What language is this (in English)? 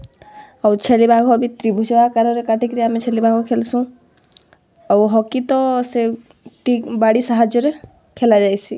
Odia